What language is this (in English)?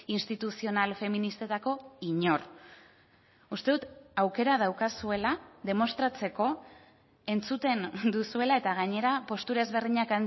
Basque